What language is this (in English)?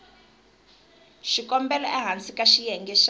Tsonga